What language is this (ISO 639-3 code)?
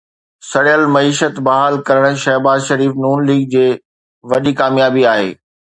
snd